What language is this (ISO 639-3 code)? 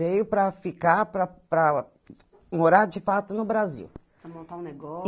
por